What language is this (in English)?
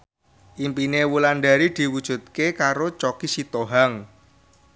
Javanese